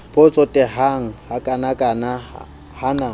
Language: Southern Sotho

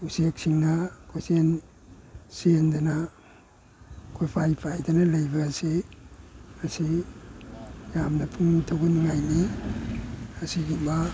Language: Manipuri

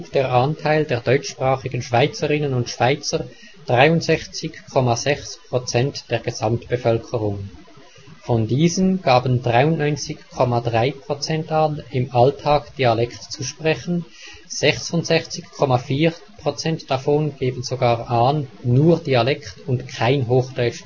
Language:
German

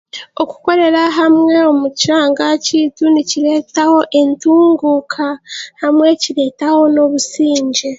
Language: Chiga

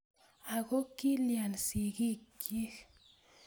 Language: Kalenjin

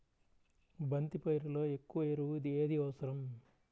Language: Telugu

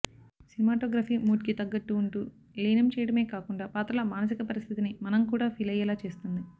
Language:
Telugu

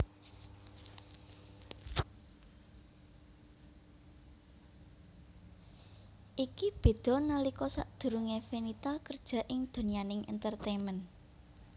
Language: Javanese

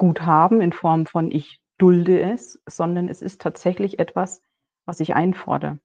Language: German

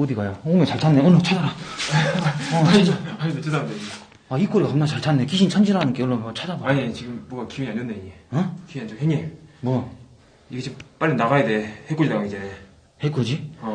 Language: Korean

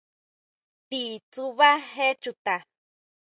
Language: Huautla Mazatec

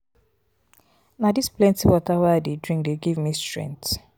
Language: Nigerian Pidgin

